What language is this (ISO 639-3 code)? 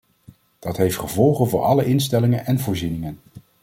nld